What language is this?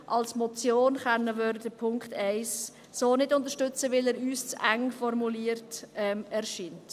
Swiss German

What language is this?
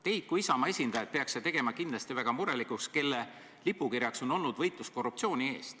Estonian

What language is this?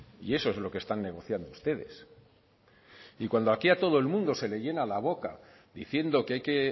Spanish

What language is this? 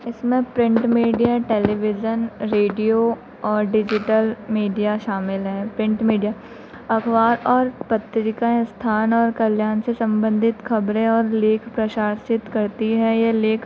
Hindi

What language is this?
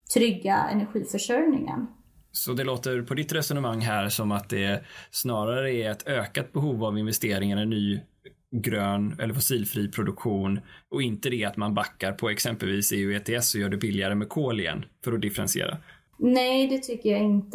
Swedish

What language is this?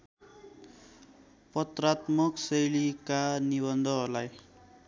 Nepali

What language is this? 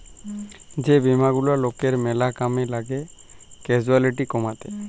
Bangla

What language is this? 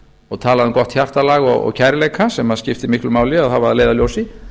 Icelandic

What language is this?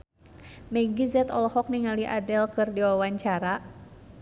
Sundanese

